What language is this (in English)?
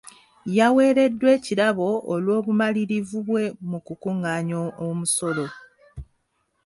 Ganda